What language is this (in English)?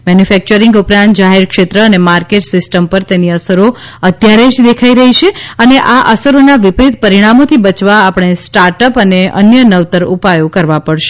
Gujarati